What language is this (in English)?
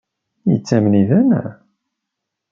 Kabyle